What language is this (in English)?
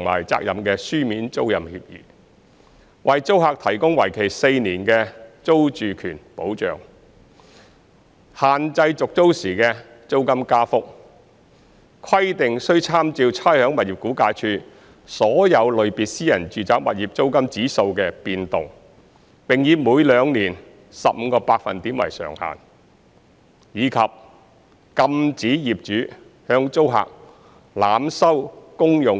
Cantonese